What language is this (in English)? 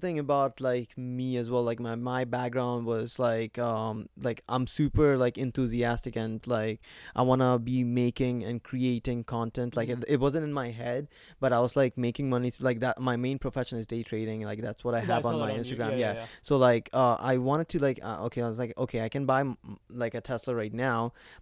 English